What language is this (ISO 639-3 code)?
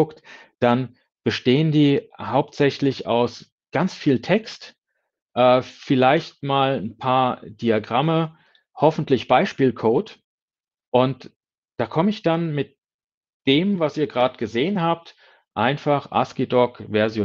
deu